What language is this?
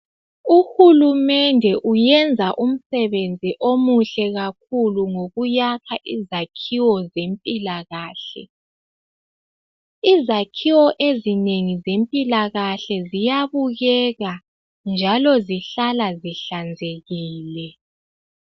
North Ndebele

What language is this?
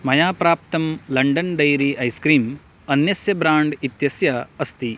Sanskrit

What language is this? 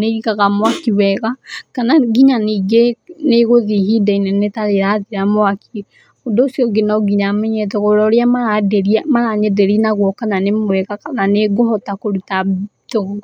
Kikuyu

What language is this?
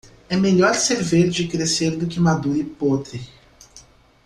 Portuguese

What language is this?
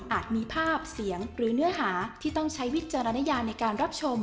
Thai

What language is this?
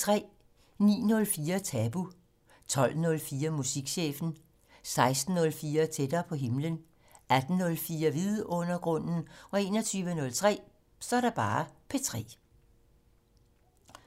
Danish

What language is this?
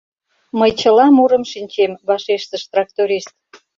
Mari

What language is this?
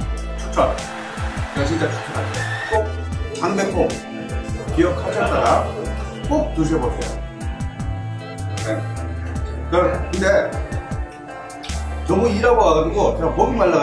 Korean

